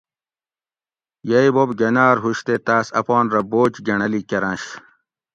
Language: Gawri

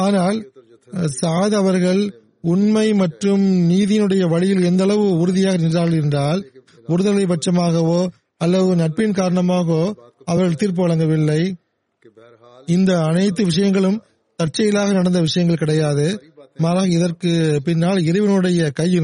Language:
Tamil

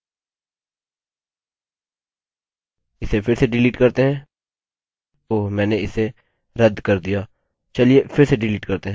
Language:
Hindi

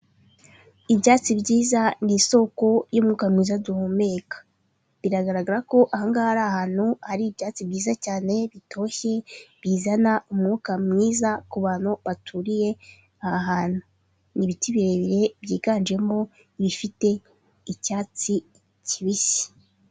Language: Kinyarwanda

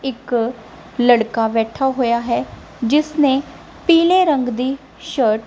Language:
Punjabi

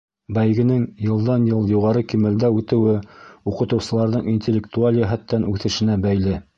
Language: Bashkir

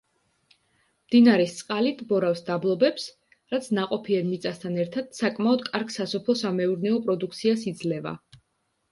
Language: Georgian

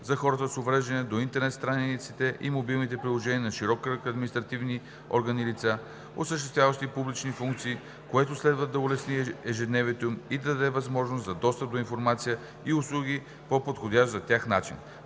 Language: Bulgarian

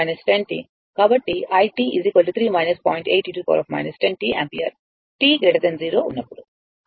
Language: Telugu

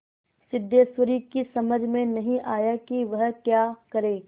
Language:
Hindi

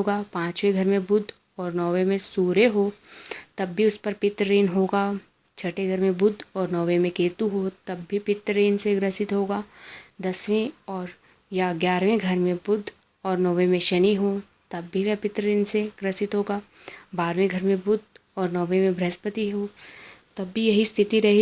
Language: Hindi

